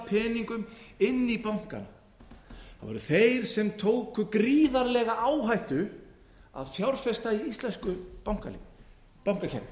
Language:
Icelandic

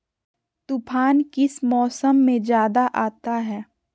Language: Magahi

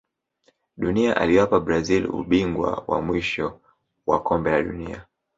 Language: Swahili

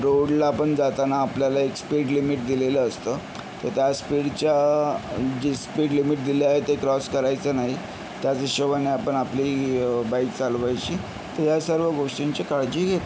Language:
Marathi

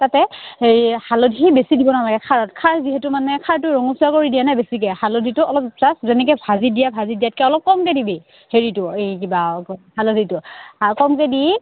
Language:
Assamese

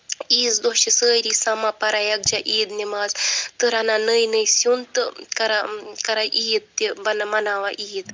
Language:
Kashmiri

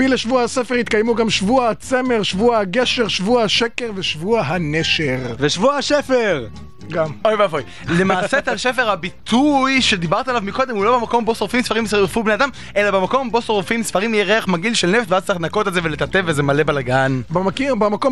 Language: Hebrew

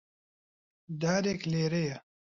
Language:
Central Kurdish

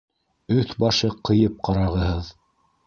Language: Bashkir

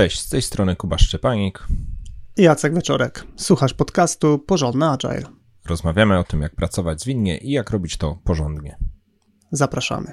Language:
Polish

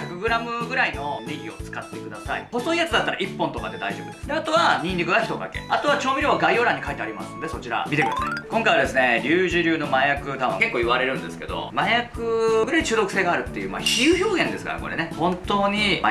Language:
Japanese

